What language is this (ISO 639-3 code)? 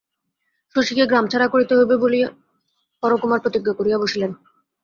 ben